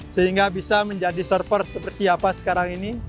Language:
Indonesian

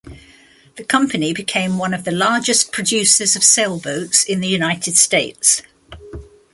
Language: English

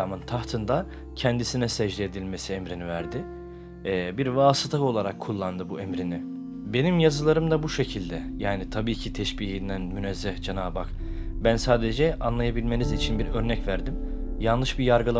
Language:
Turkish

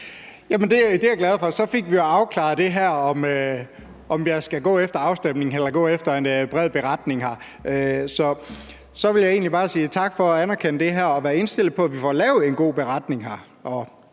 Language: Danish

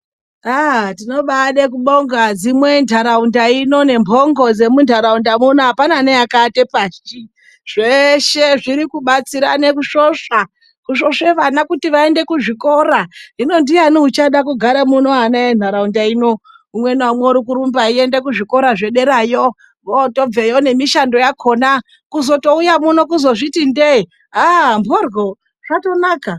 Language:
Ndau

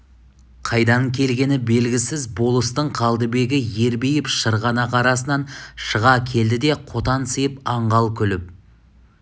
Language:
Kazakh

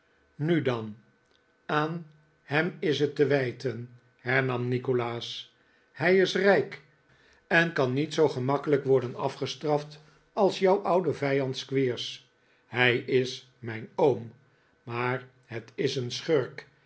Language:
Dutch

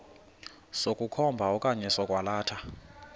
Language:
Xhosa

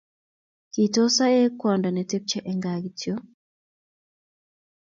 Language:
Kalenjin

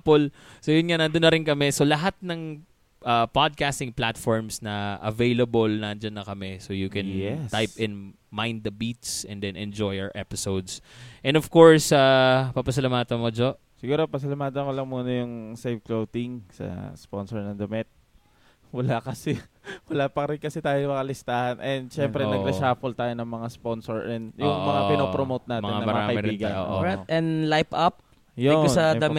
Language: Filipino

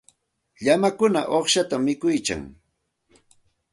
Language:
Santa Ana de Tusi Pasco Quechua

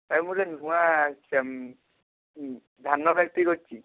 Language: Odia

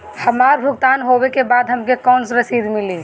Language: Bhojpuri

